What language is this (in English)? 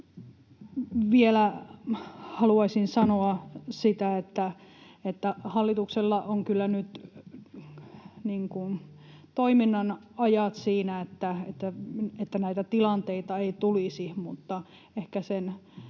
Finnish